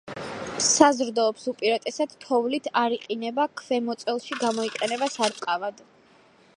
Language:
Georgian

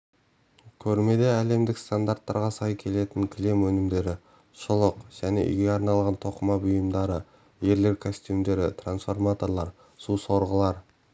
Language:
Kazakh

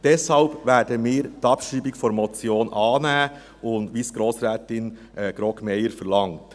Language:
Swiss German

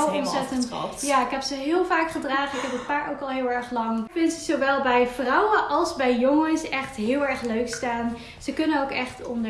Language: Dutch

